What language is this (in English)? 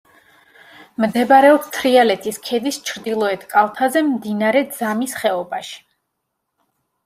Georgian